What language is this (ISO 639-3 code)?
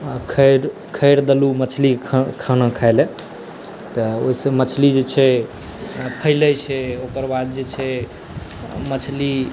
mai